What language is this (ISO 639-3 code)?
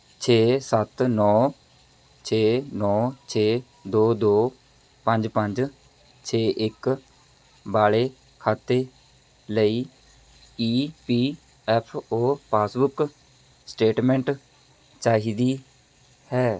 pan